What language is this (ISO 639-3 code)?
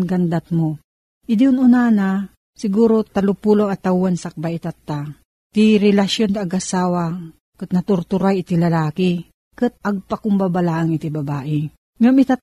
fil